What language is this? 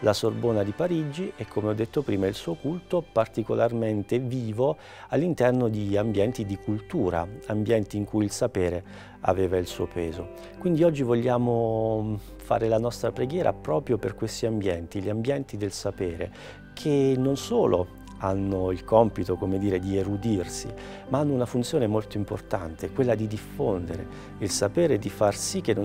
Italian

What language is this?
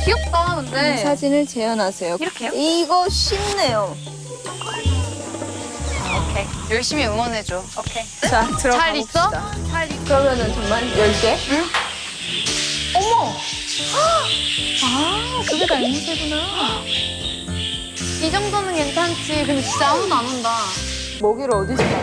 Korean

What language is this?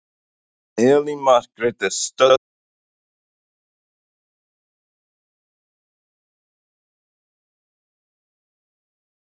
Icelandic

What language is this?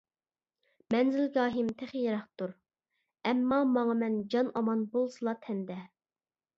Uyghur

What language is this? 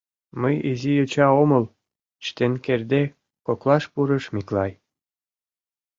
Mari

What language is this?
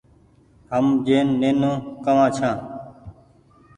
Goaria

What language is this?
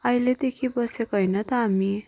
Nepali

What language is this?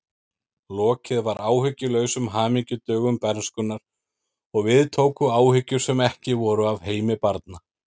Icelandic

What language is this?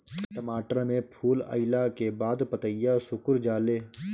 Bhojpuri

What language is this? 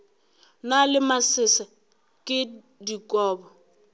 Northern Sotho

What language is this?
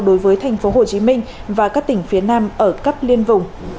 Vietnamese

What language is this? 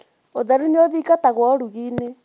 Kikuyu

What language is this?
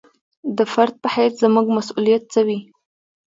Pashto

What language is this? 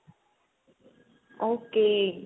Punjabi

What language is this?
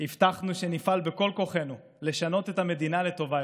Hebrew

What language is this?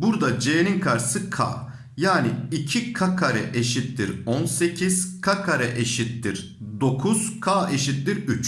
Turkish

